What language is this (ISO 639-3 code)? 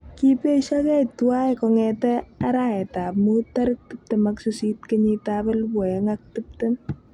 kln